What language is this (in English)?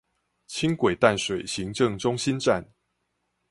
Chinese